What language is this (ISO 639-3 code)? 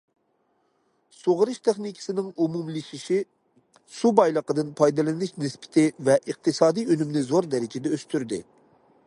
uig